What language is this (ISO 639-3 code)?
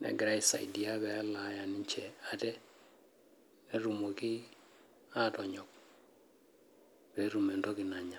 mas